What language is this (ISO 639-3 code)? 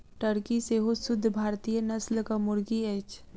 mai